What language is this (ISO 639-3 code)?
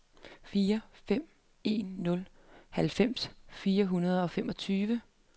dan